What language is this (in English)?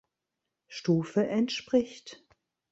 German